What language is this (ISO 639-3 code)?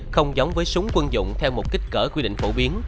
vie